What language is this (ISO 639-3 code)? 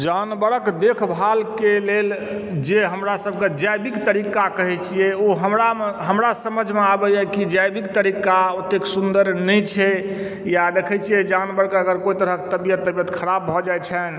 mai